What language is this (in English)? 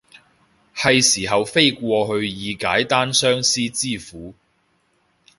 Cantonese